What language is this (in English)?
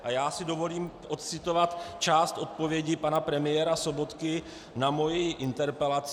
Czech